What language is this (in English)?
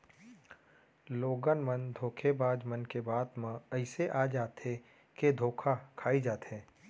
Chhattisgarhi